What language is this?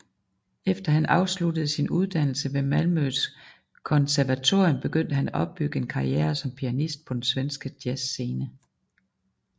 Danish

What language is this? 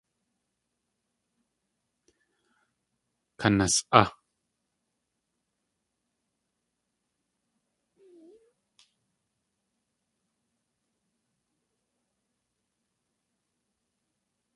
Tlingit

